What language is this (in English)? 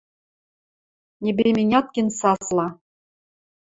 Western Mari